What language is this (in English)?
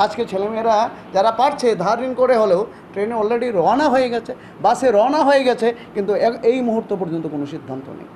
Bangla